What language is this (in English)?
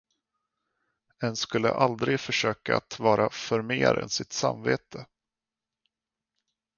Swedish